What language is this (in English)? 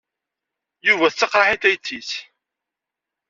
Kabyle